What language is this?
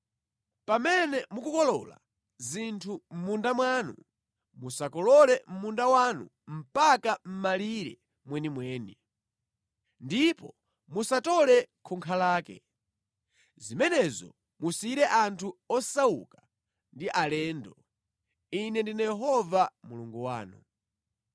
Nyanja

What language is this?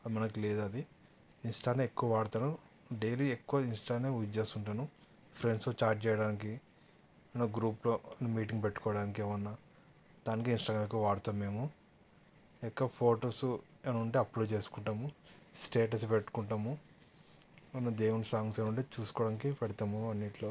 Telugu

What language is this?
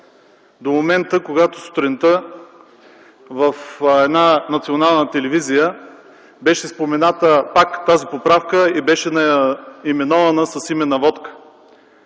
Bulgarian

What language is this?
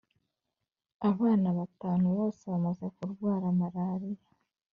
Kinyarwanda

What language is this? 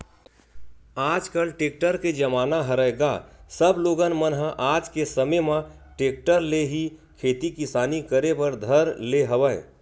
Chhattisgarhi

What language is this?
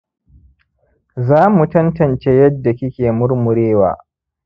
Hausa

